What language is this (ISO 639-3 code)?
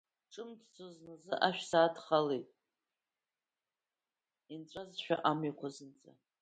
abk